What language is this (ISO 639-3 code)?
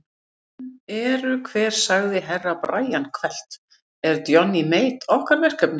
isl